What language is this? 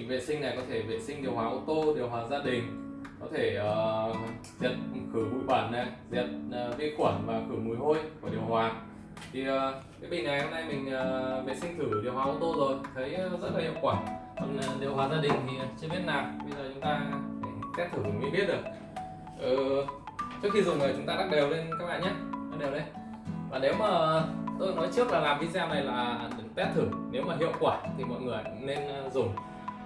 Vietnamese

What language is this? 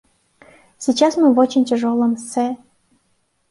Kyrgyz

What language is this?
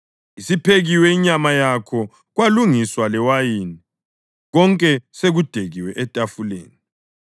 North Ndebele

